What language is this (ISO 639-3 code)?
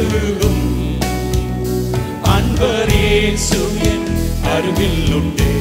ron